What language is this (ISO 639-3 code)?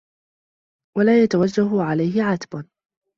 ara